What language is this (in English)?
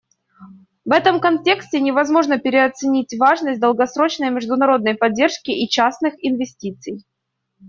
Russian